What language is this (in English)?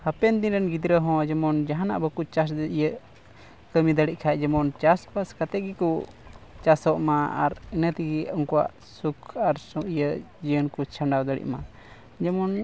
Santali